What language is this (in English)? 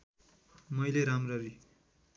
Nepali